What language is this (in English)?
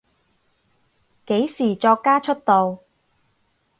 Cantonese